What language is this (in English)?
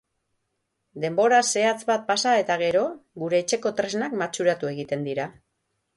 Basque